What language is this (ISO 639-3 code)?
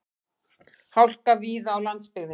isl